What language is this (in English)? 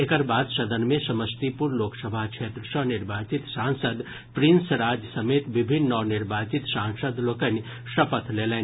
Maithili